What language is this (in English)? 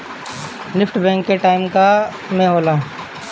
Bhojpuri